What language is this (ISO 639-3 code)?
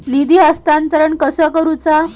mar